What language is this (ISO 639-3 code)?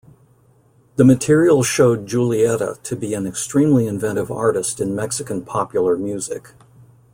eng